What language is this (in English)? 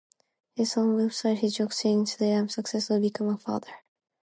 English